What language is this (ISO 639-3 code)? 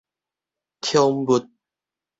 nan